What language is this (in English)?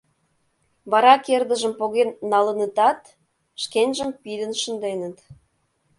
Mari